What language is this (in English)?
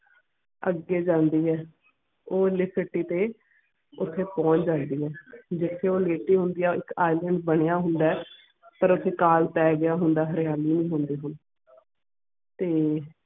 Punjabi